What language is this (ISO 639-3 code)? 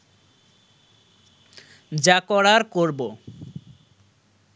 ben